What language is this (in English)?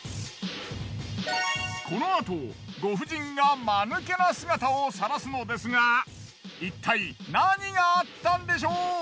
Japanese